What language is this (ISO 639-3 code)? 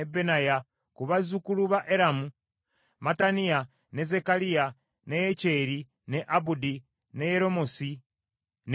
lug